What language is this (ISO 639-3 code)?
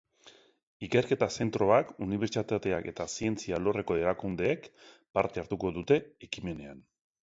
eus